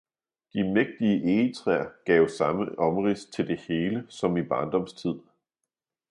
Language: Danish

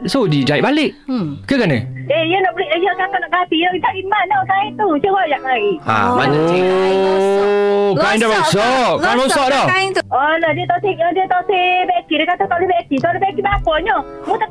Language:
Malay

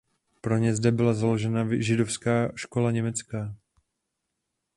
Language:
Czech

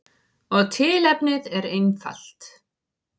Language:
Icelandic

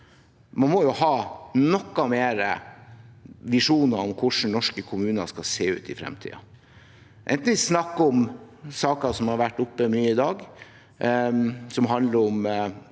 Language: Norwegian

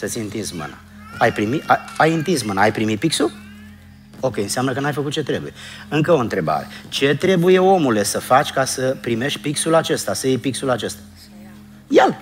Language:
Romanian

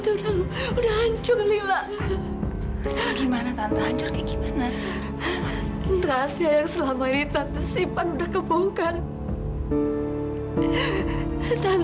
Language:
Indonesian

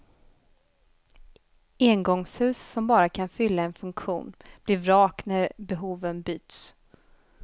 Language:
Swedish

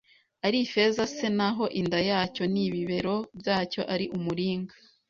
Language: Kinyarwanda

